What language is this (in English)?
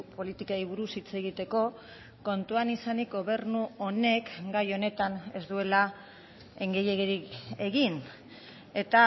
Basque